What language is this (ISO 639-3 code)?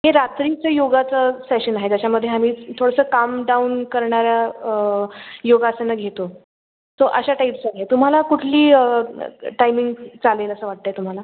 mar